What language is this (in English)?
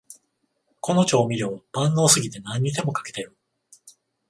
Japanese